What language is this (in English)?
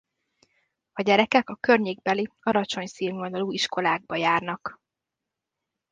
Hungarian